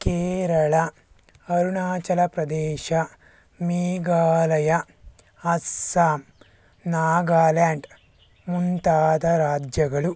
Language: Kannada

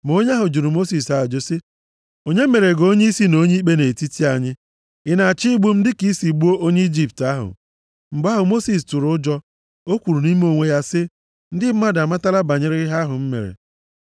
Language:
Igbo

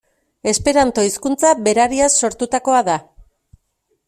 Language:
Basque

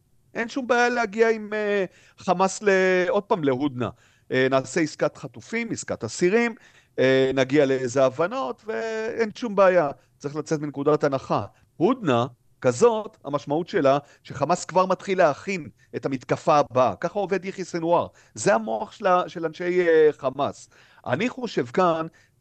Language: Hebrew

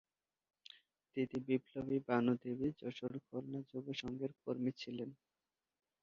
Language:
Bangla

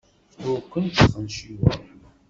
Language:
Kabyle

